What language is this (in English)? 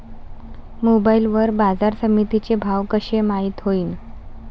Marathi